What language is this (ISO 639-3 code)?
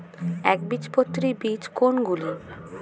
ben